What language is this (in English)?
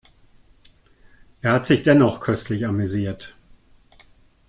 German